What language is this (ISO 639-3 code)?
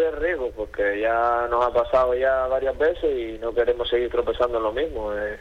spa